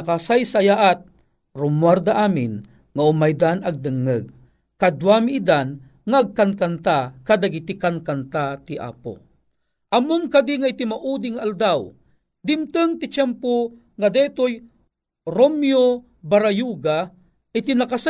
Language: Filipino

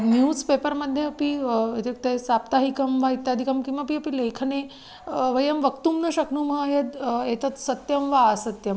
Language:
Sanskrit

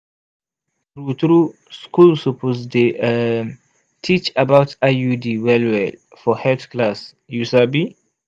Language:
Nigerian Pidgin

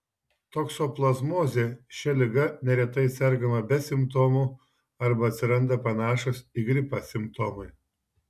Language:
Lithuanian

